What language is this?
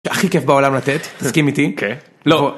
Hebrew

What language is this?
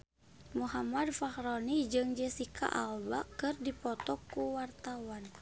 Sundanese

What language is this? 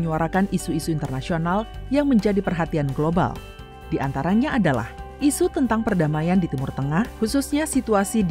Indonesian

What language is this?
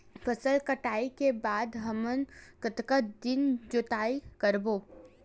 Chhattisgarhi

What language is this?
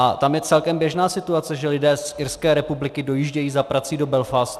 Czech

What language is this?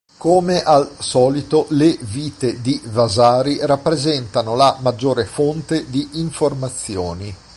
Italian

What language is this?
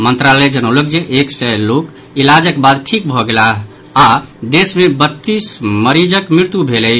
Maithili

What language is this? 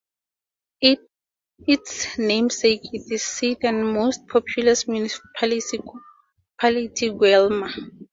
English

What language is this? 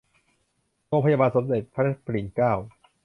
Thai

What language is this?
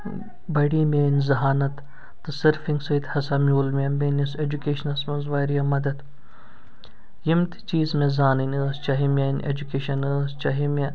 Kashmiri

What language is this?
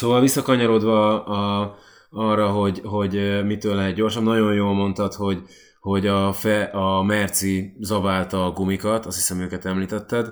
Hungarian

